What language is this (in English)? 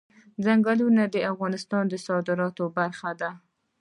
Pashto